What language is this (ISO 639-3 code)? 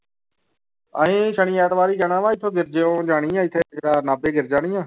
pan